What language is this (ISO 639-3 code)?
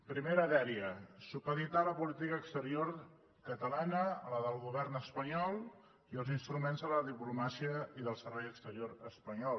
cat